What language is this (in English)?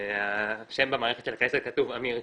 Hebrew